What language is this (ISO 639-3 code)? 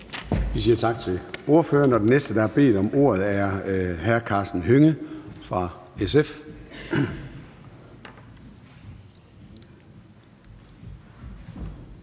dan